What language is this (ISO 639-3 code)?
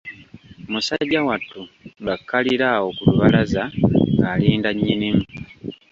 lug